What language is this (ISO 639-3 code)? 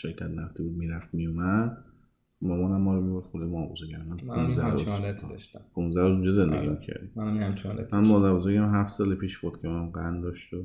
fas